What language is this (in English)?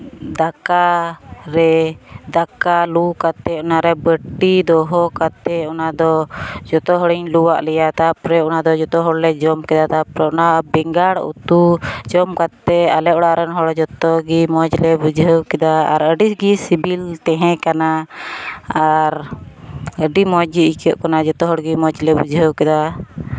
Santali